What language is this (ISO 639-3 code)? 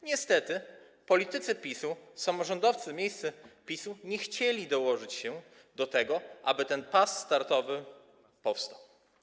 pol